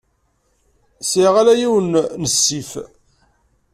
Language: Kabyle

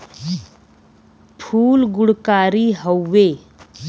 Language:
Bhojpuri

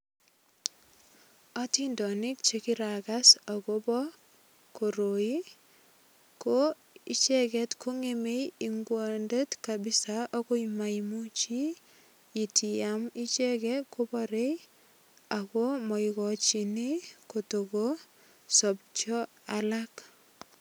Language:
Kalenjin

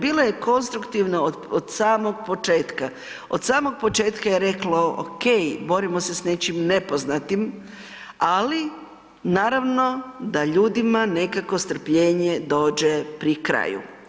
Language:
Croatian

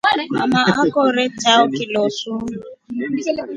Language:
Rombo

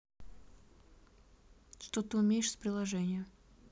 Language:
Russian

